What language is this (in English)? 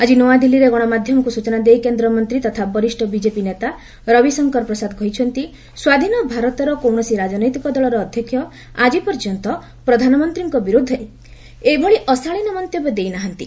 Odia